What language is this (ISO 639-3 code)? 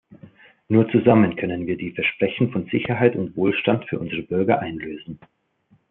deu